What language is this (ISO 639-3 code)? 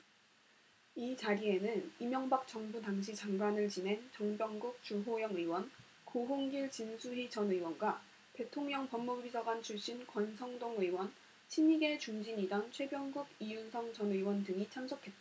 kor